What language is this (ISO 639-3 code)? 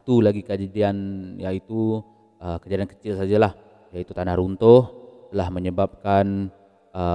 msa